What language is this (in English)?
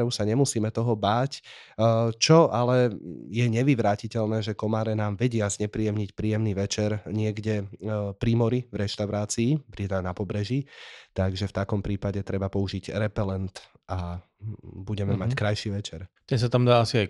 Slovak